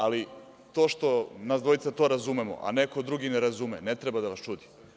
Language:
Serbian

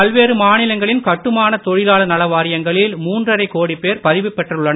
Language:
Tamil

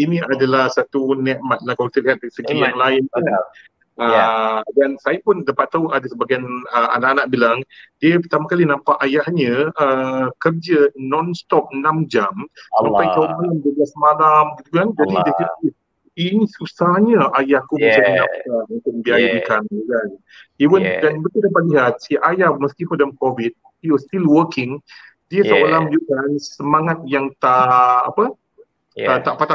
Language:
Malay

